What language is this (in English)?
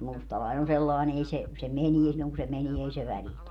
Finnish